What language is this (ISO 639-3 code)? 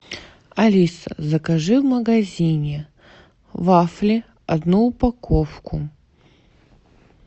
rus